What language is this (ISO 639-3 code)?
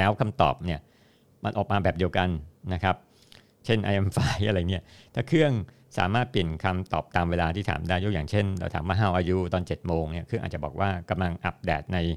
tha